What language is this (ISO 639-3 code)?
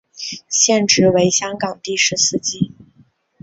zho